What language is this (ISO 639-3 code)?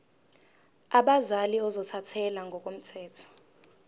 zul